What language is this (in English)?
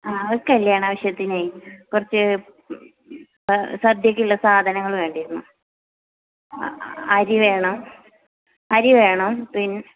Malayalam